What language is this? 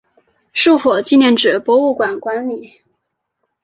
Chinese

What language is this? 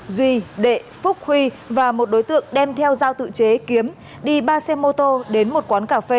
Vietnamese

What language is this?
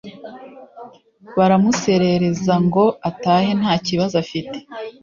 Kinyarwanda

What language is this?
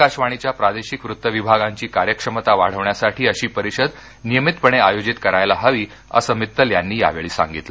Marathi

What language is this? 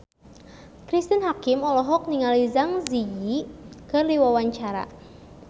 Sundanese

